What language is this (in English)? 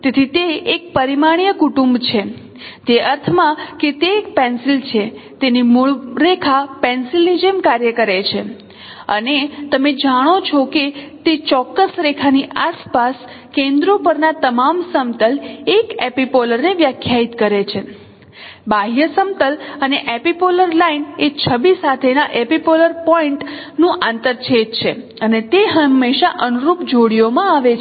Gujarati